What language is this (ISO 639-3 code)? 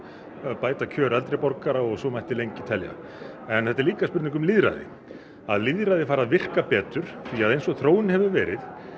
isl